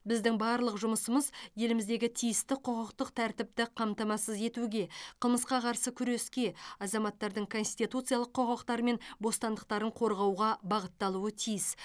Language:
Kazakh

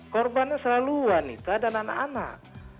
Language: Indonesian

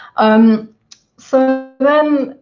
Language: English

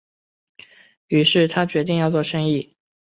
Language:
Chinese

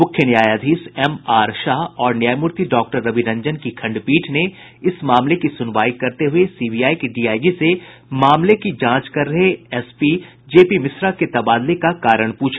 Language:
Hindi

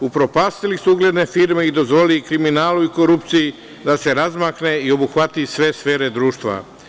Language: Serbian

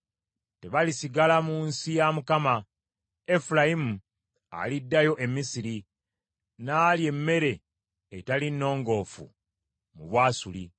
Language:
Ganda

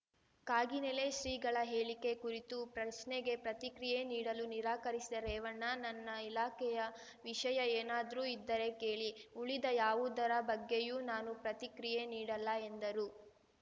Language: Kannada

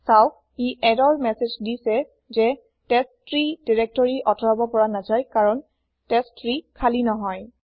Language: Assamese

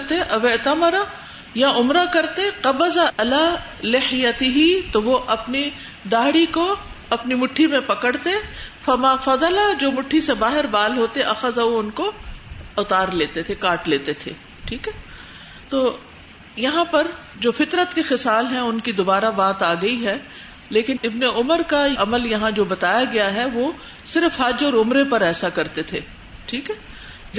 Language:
Urdu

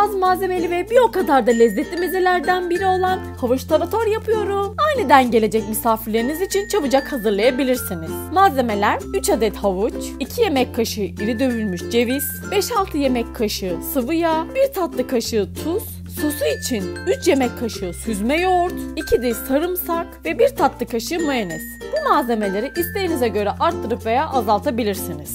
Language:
Turkish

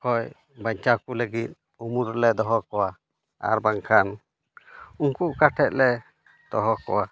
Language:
Santali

